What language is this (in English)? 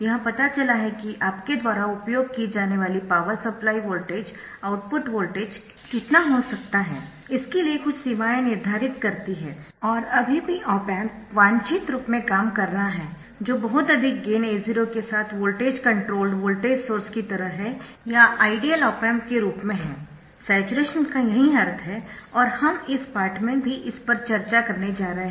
Hindi